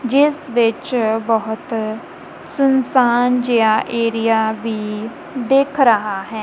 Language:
Punjabi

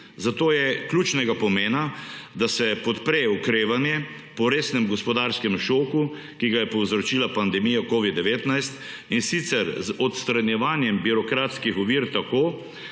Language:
Slovenian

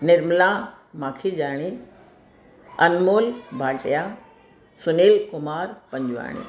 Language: Sindhi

